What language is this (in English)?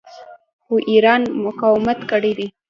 Pashto